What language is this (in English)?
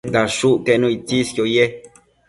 Matsés